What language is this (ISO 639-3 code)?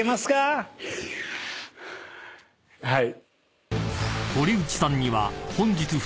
jpn